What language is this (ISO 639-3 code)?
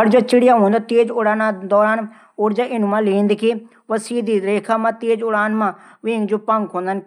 gbm